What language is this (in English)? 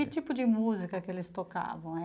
Portuguese